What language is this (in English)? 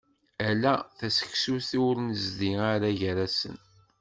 Kabyle